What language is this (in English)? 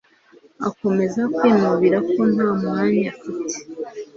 Kinyarwanda